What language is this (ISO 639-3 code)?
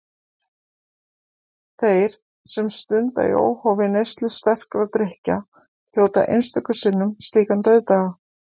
isl